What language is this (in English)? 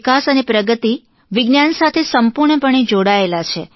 Gujarati